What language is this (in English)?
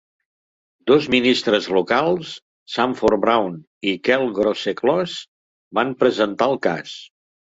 Catalan